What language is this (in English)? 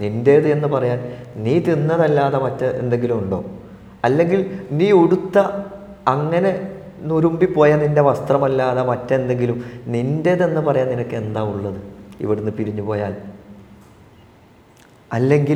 Malayalam